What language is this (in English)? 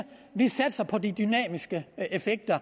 Danish